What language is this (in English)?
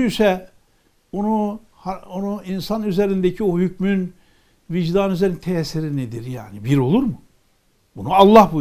Turkish